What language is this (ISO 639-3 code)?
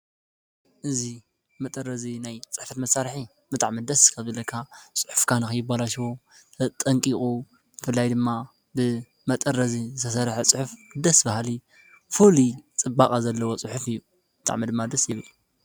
tir